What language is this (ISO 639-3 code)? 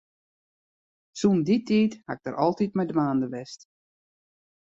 fry